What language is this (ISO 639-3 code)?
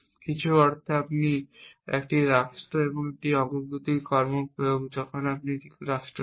ben